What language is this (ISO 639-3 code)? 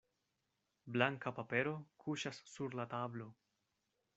epo